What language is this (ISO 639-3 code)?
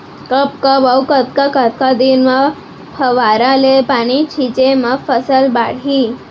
hne